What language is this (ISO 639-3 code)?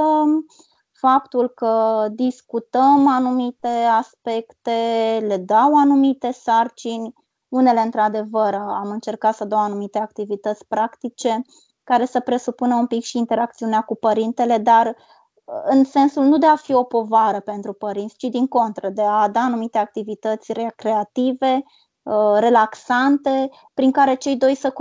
ron